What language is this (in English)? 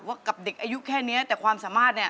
Thai